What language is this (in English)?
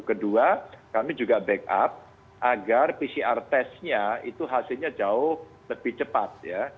Indonesian